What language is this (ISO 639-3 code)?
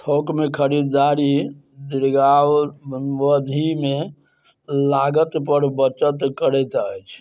mai